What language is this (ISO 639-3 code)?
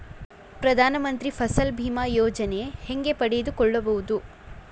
kan